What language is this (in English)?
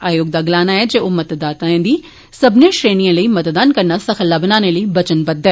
Dogri